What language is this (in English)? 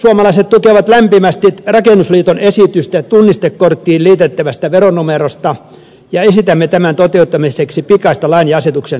Finnish